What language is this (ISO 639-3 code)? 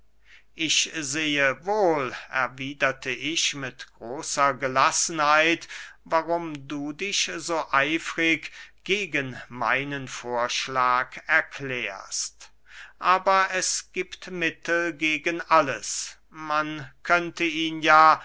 deu